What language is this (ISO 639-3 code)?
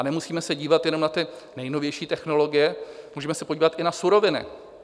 ces